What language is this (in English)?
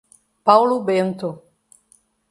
Portuguese